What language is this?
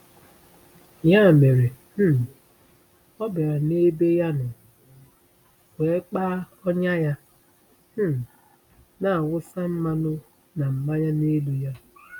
Igbo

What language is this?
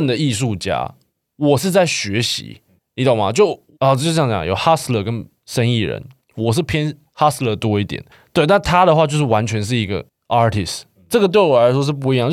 Chinese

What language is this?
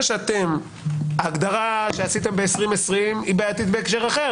Hebrew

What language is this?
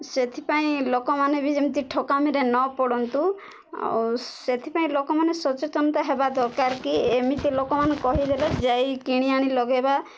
Odia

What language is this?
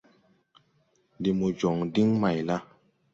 Tupuri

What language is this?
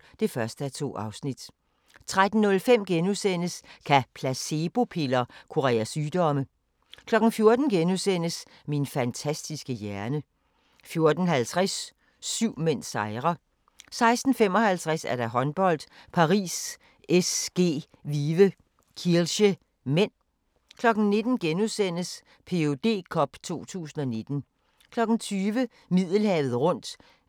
Danish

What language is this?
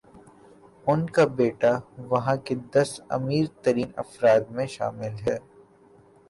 Urdu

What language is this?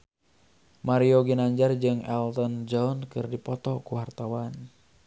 Sundanese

